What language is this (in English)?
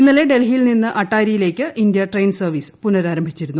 Malayalam